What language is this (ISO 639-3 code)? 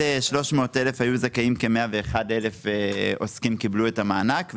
heb